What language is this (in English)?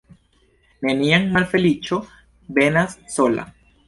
Esperanto